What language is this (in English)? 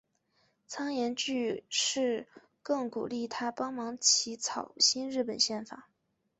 Chinese